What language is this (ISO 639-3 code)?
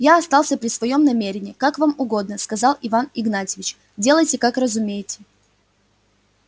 rus